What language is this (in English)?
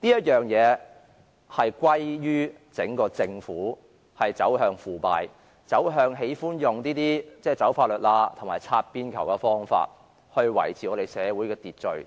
Cantonese